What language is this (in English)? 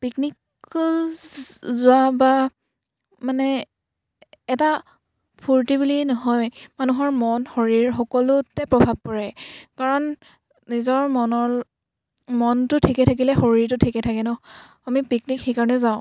Assamese